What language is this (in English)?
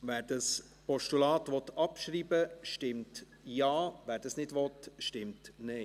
Swiss German